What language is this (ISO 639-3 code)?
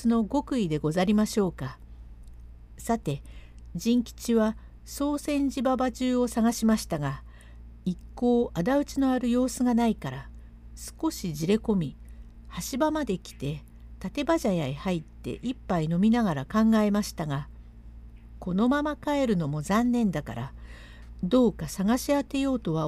jpn